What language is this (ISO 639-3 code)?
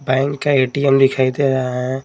hin